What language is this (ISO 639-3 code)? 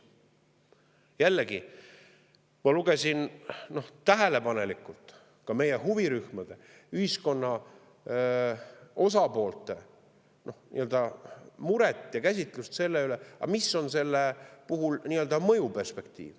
est